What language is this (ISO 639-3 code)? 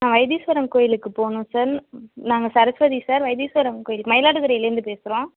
tam